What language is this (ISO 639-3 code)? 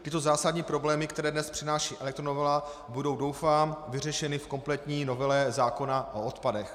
ces